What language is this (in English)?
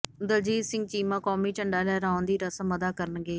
Punjabi